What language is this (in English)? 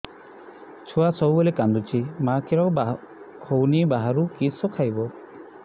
Odia